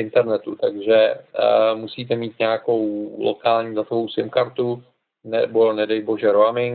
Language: Czech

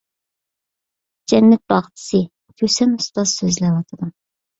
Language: Uyghur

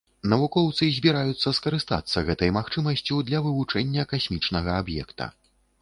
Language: Belarusian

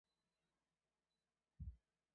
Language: Chinese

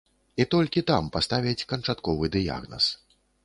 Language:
Belarusian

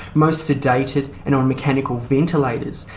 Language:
English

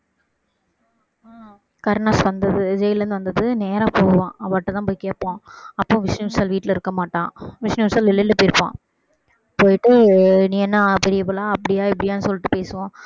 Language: Tamil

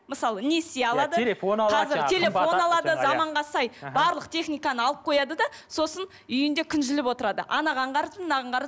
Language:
Kazakh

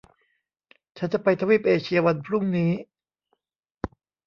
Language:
Thai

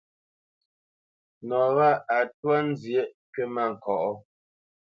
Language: Bamenyam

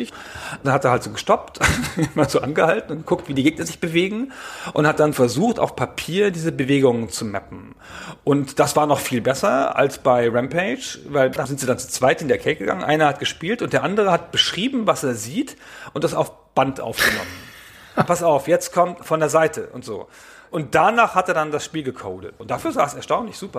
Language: German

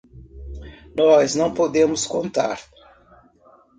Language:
Portuguese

